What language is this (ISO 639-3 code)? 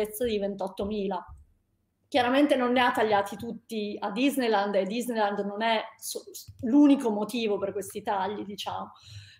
ita